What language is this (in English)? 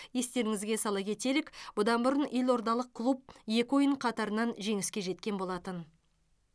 Kazakh